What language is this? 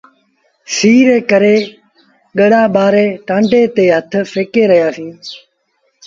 Sindhi Bhil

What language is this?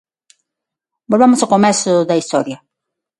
Galician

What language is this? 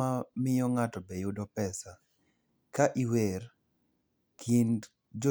Luo (Kenya and Tanzania)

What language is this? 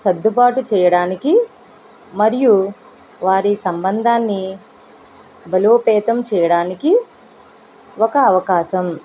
Telugu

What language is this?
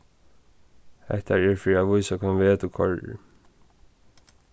Faroese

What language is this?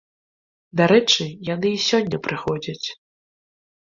Belarusian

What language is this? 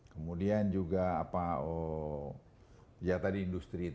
Indonesian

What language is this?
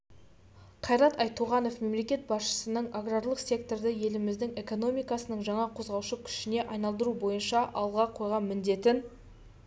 Kazakh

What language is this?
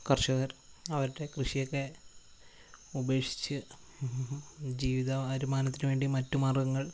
Malayalam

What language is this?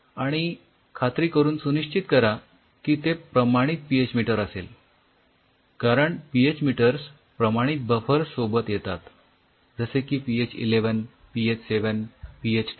Marathi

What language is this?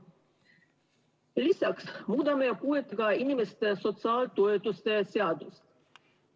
Estonian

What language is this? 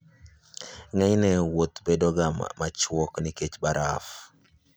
Luo (Kenya and Tanzania)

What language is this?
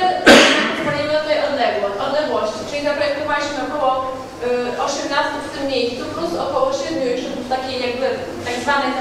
Polish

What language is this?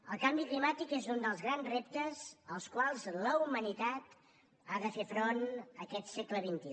Catalan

